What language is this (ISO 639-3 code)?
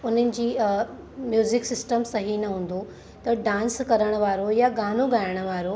snd